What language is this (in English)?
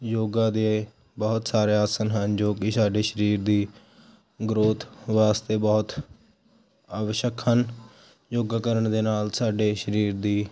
Punjabi